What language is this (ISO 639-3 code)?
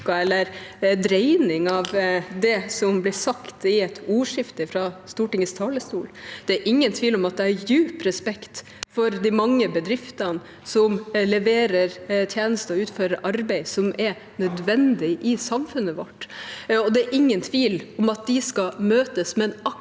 nor